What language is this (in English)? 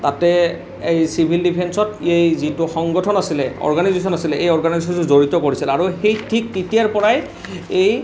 Assamese